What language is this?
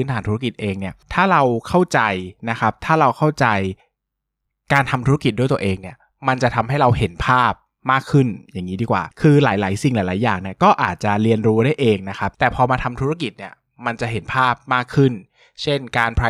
Thai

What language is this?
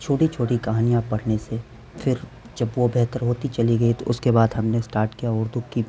Urdu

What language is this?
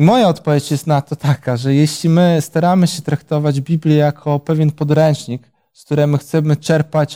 Polish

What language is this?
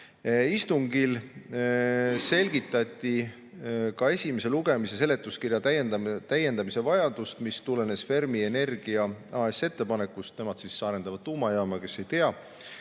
Estonian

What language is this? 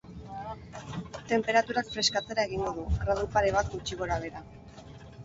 Basque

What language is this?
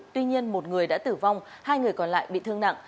Vietnamese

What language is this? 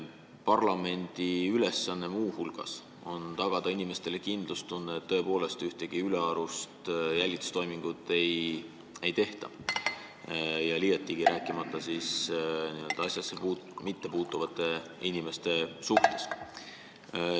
Estonian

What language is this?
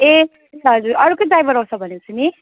Nepali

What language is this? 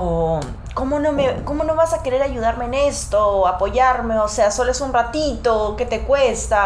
Spanish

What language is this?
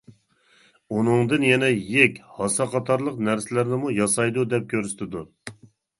Uyghur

